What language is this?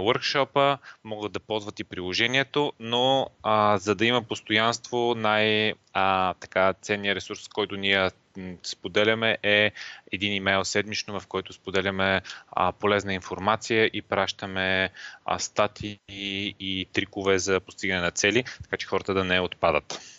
Bulgarian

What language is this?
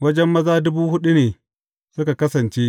Hausa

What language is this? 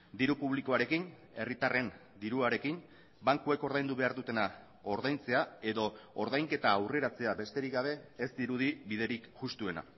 Basque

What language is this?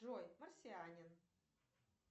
Russian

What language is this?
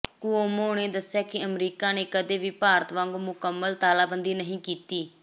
Punjabi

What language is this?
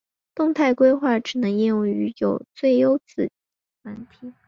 Chinese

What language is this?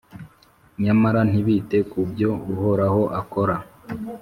Kinyarwanda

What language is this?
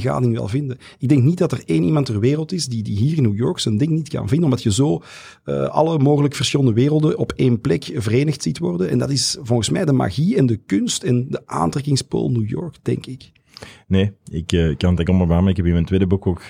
Dutch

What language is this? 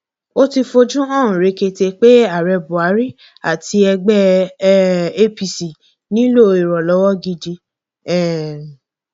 Yoruba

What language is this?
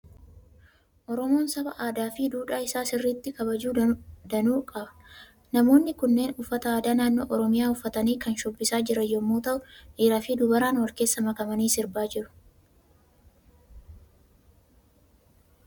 Oromo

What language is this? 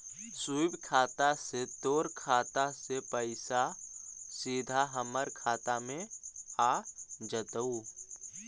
Magahi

